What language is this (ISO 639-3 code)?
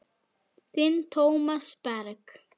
isl